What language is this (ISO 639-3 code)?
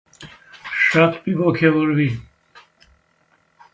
hye